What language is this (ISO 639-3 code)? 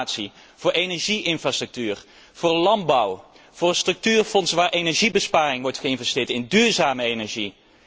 nld